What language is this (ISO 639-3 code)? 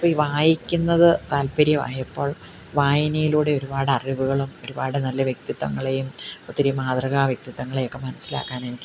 mal